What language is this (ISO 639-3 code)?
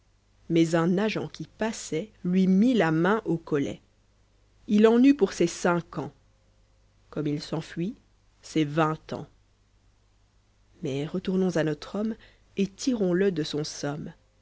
fra